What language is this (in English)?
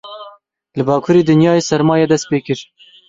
Kurdish